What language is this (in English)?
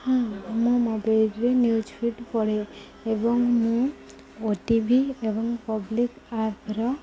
Odia